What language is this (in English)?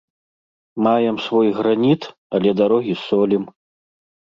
Belarusian